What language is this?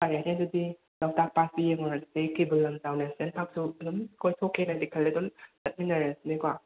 Manipuri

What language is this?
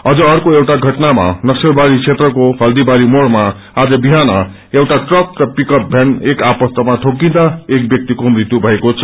Nepali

